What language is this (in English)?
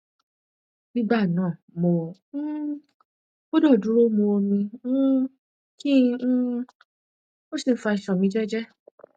Yoruba